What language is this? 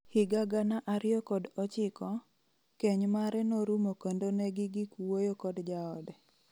Luo (Kenya and Tanzania)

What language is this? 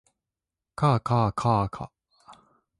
Japanese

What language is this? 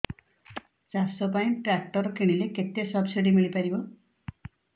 Odia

